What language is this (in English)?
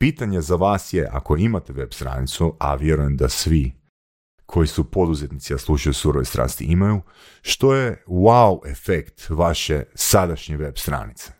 Croatian